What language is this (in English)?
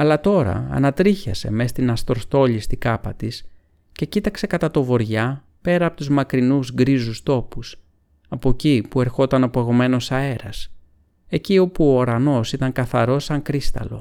Greek